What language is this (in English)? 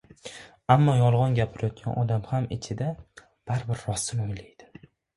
Uzbek